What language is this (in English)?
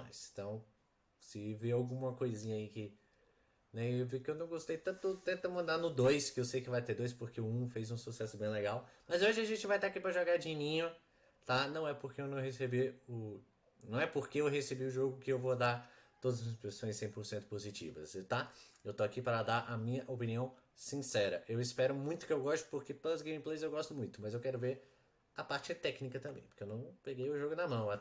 Portuguese